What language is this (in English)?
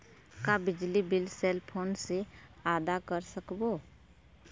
Chhattisgarhi